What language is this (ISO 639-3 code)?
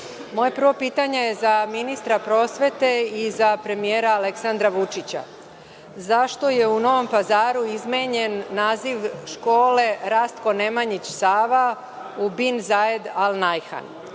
srp